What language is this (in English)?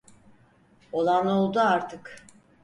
Turkish